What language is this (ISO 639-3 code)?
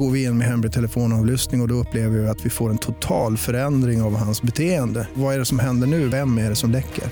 swe